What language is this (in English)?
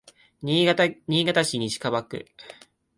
Japanese